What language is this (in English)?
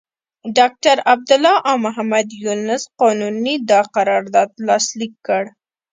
Pashto